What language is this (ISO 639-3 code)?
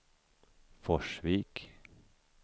swe